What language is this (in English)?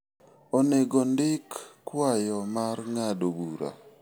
Luo (Kenya and Tanzania)